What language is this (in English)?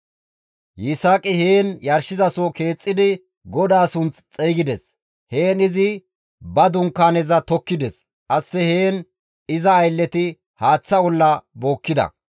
Gamo